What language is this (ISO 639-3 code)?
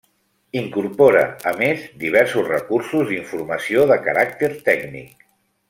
cat